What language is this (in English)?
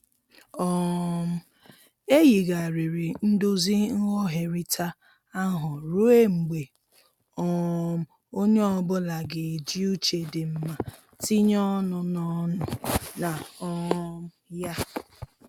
Igbo